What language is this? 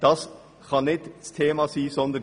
Swiss German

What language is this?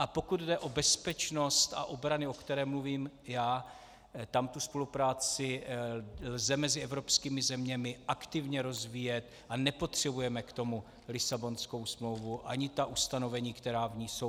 Czech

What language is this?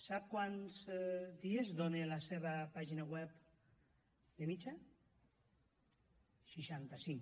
Catalan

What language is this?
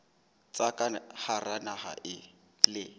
Southern Sotho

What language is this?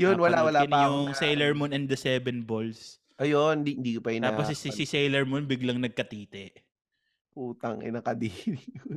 Filipino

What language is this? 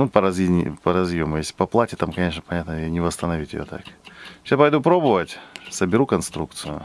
Russian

